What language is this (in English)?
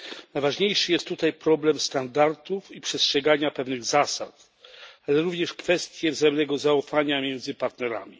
Polish